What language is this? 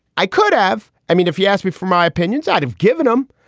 English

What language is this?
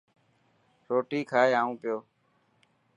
Dhatki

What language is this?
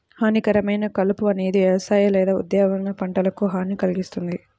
Telugu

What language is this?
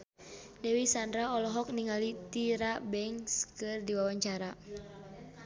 Sundanese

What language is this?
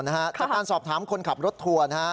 Thai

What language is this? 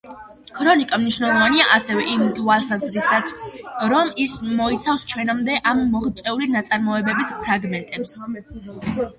Georgian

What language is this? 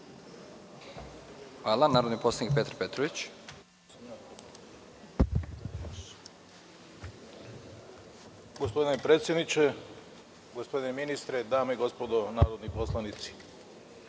Serbian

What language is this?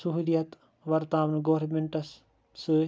Kashmiri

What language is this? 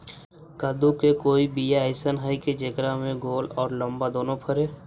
Magahi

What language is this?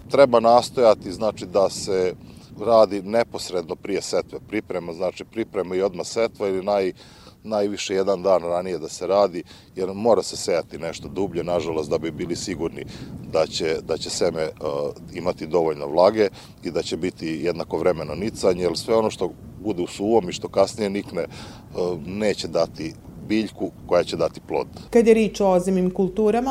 Croatian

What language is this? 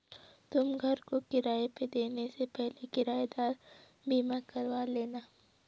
Hindi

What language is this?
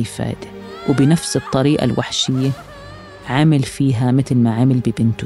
Arabic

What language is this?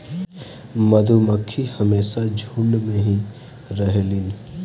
Bhojpuri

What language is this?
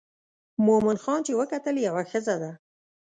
Pashto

